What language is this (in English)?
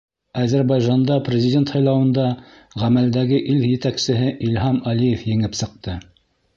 Bashkir